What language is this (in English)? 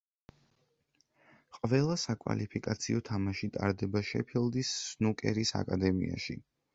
Georgian